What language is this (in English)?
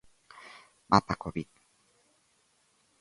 Galician